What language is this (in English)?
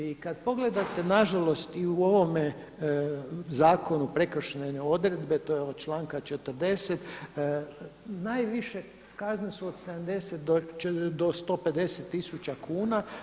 Croatian